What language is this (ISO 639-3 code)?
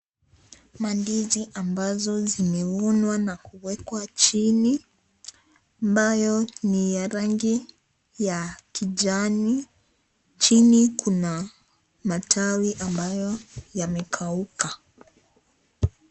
swa